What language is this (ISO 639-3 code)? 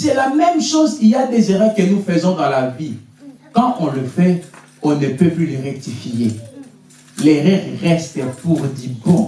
fra